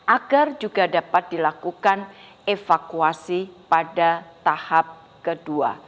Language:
Indonesian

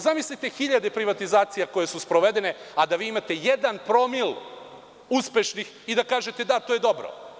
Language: Serbian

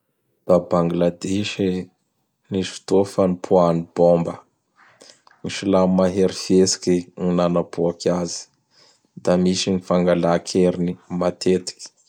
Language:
Bara Malagasy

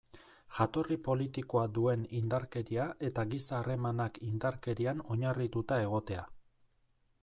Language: Basque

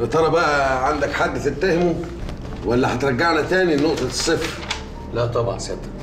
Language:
Arabic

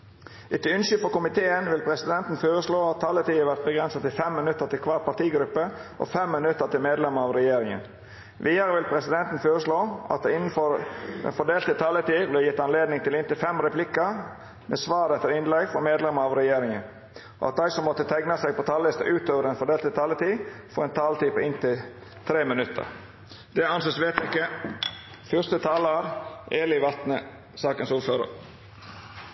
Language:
Norwegian Bokmål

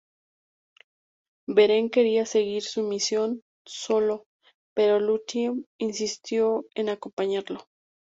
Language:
Spanish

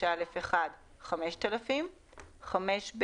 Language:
Hebrew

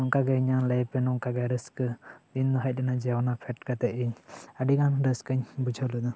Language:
Santali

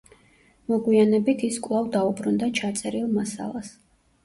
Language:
Georgian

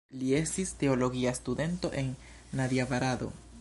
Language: Esperanto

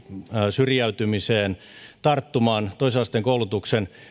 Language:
Finnish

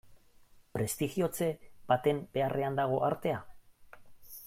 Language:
Basque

